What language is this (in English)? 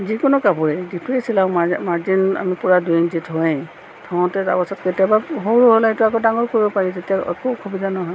Assamese